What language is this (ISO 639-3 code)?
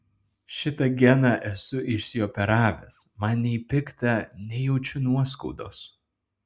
lit